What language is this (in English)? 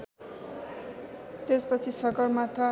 Nepali